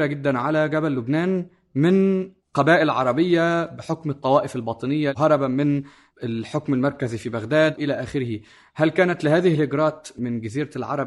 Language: Arabic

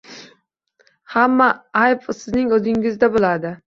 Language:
Uzbek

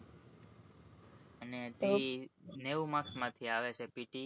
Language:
Gujarati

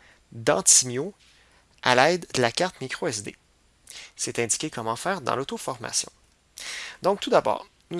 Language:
French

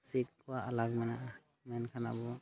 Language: Santali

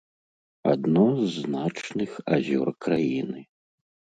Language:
Belarusian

